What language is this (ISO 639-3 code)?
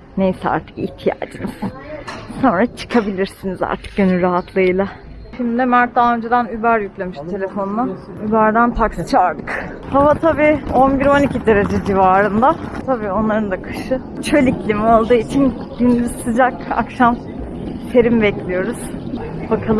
tur